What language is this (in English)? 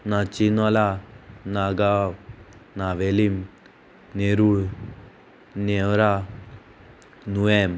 Konkani